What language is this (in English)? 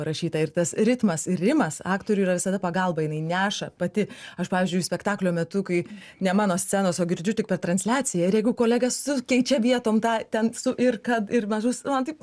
Lithuanian